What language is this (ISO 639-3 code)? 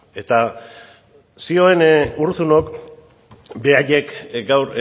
eus